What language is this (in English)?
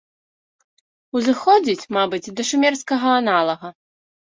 Belarusian